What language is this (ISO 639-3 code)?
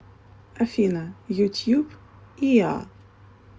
rus